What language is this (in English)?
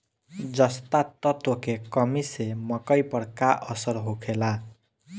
Bhojpuri